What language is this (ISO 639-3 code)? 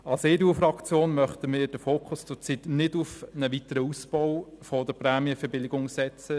gsw